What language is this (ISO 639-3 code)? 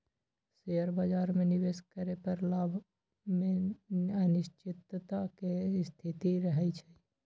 mag